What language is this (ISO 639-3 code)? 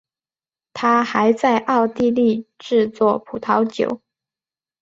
zho